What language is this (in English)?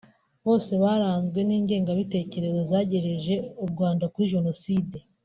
Kinyarwanda